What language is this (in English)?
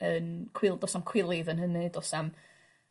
Welsh